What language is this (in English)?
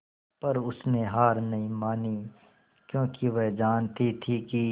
Hindi